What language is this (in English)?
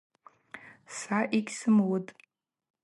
Abaza